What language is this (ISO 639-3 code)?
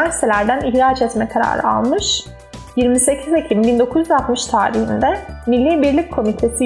tur